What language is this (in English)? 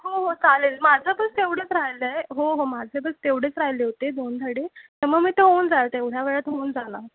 Marathi